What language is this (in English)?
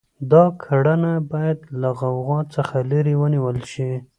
Pashto